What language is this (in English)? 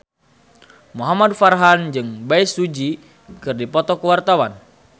Sundanese